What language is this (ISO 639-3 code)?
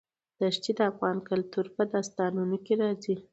pus